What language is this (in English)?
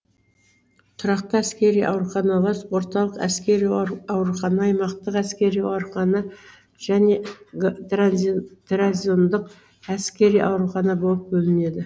Kazakh